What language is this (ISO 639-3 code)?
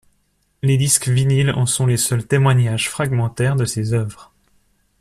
fra